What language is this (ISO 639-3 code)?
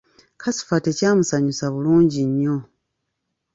lug